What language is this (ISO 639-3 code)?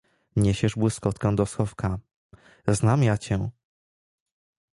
pol